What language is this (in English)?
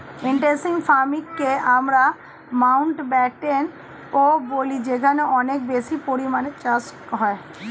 Bangla